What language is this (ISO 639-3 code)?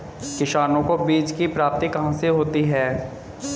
hin